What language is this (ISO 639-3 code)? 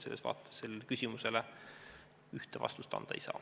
est